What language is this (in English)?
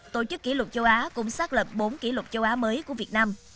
Vietnamese